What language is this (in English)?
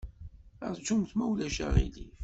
Kabyle